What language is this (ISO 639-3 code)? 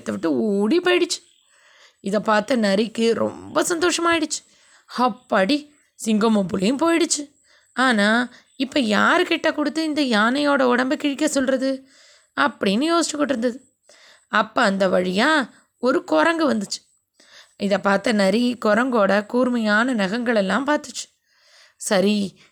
tam